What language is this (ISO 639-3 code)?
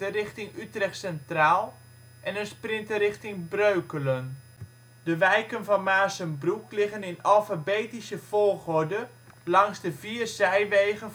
nld